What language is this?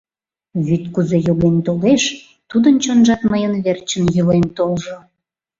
Mari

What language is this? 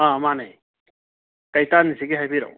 Manipuri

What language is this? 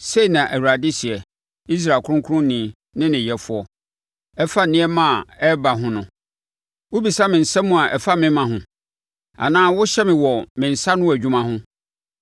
Akan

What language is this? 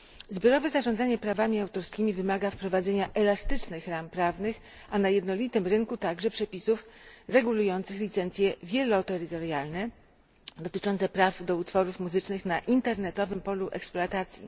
Polish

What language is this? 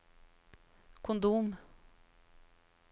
Norwegian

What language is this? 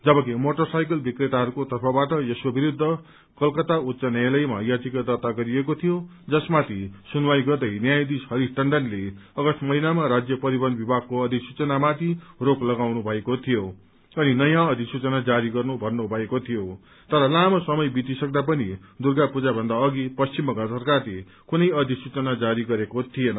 Nepali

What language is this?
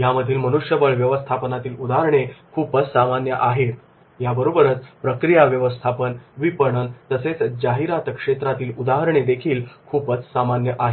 Marathi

